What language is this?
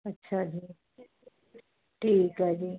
Punjabi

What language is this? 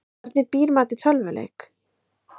Icelandic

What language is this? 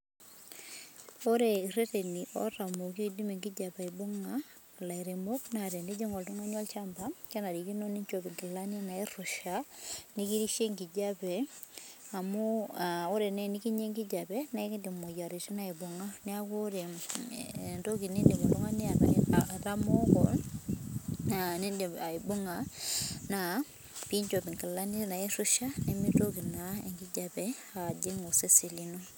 Masai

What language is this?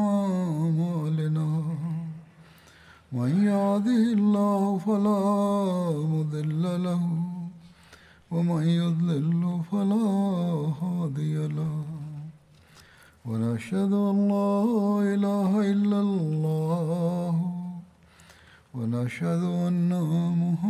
Bulgarian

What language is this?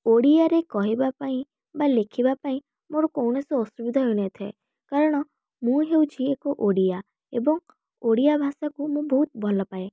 Odia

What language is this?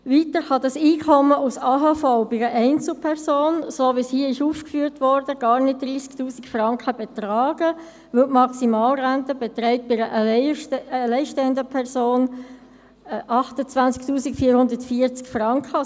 Swiss German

